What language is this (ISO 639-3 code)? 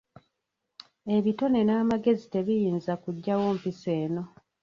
lug